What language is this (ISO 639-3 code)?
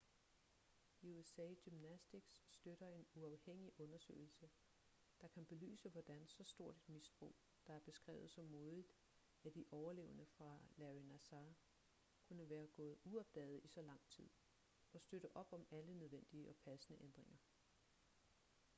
dan